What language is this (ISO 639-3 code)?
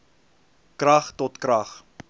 afr